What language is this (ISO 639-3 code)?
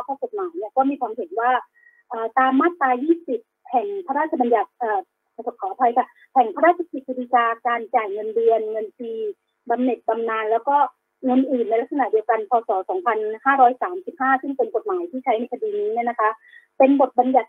tha